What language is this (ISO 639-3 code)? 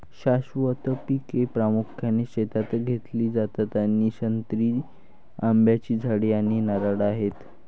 mar